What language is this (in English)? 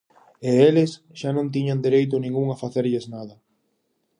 Galician